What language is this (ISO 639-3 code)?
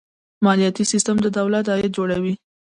pus